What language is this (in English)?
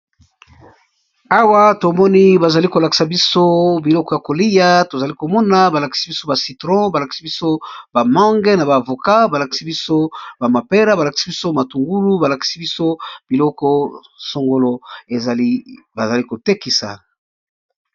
Lingala